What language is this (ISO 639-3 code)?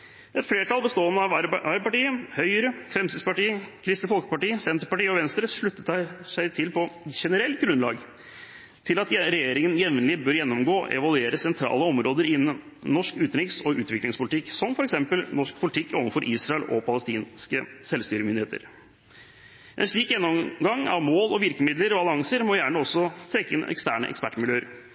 nob